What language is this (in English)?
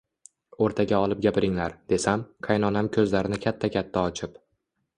Uzbek